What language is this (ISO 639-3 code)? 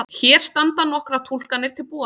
isl